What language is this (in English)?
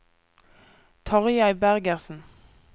Norwegian